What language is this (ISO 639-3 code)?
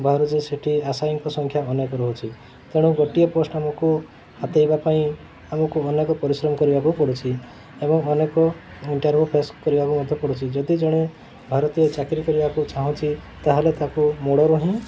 ori